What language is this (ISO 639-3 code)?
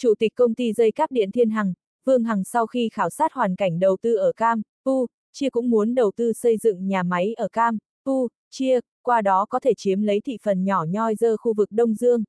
vie